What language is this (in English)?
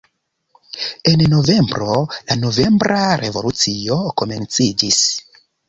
Esperanto